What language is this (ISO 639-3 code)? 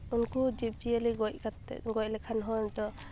sat